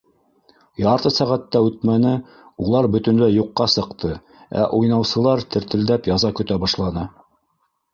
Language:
Bashkir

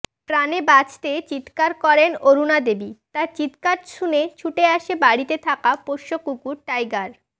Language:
Bangla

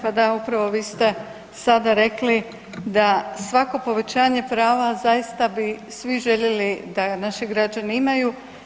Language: Croatian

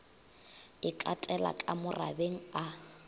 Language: Northern Sotho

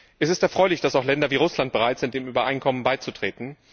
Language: German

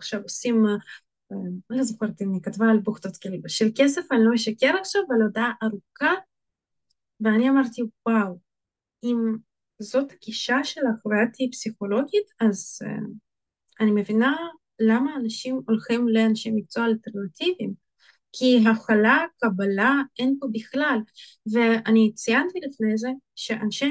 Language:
Hebrew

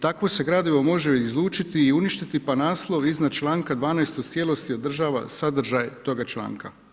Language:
Croatian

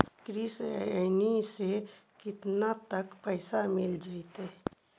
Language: Magahi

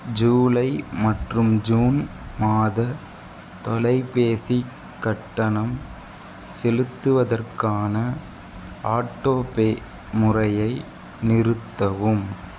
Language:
Tamil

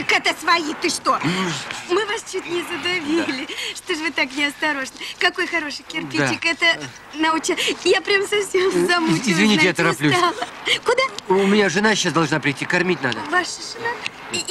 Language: Russian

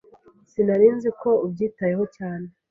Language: Kinyarwanda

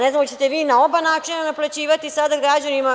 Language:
Serbian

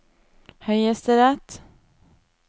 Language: Norwegian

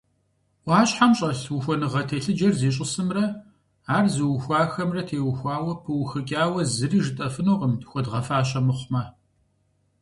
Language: Kabardian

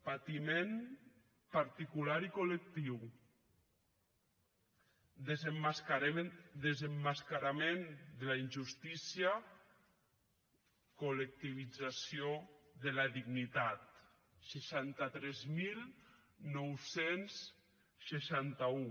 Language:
Catalan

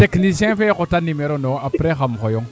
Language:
Serer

